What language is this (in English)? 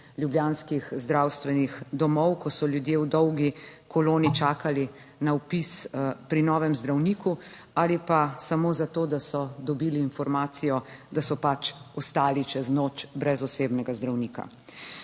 Slovenian